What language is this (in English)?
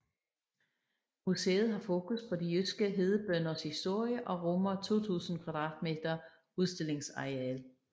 Danish